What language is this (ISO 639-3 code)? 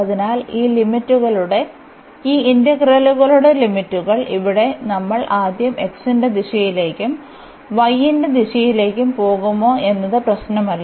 mal